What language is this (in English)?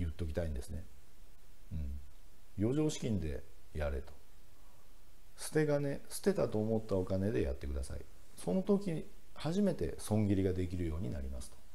Japanese